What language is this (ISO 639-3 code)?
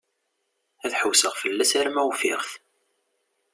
kab